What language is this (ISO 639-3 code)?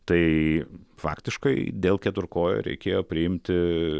lit